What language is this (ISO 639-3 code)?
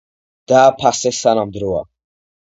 kat